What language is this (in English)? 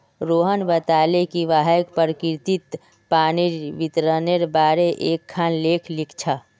Magahi